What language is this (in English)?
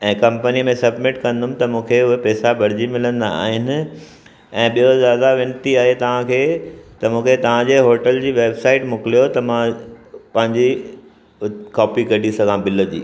Sindhi